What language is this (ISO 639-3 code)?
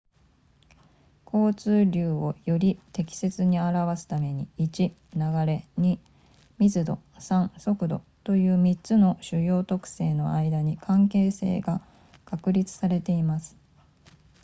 jpn